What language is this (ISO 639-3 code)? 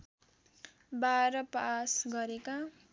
nep